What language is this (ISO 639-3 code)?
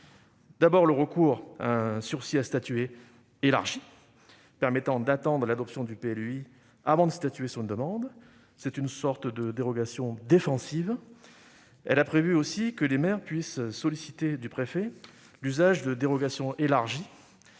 fra